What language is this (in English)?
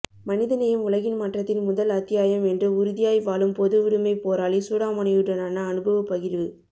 Tamil